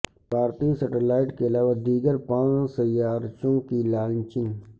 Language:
Urdu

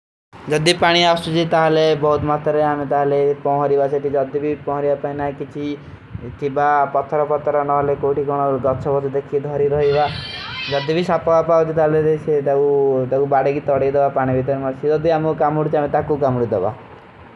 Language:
Kui (India)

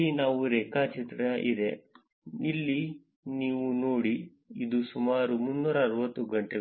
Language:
Kannada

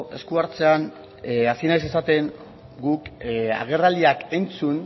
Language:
Basque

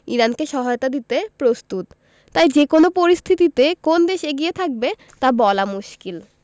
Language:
Bangla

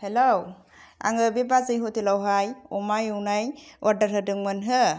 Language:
Bodo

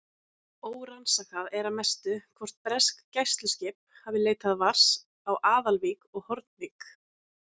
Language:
Icelandic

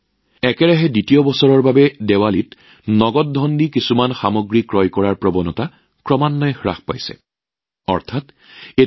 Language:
Assamese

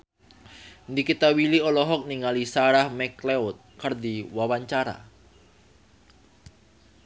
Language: Sundanese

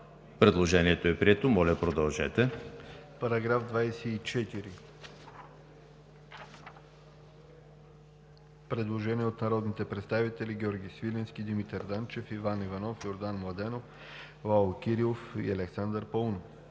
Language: Bulgarian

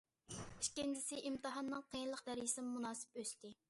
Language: Uyghur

